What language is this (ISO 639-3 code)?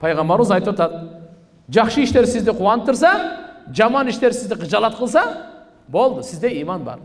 tur